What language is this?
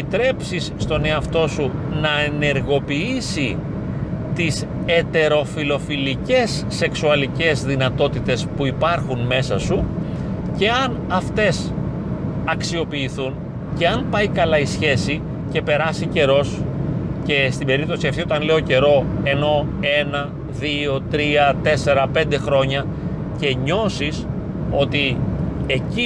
Greek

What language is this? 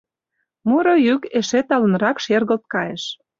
Mari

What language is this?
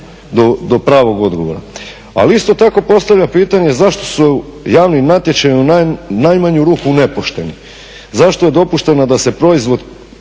Croatian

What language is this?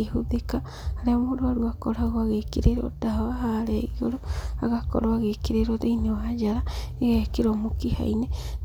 Kikuyu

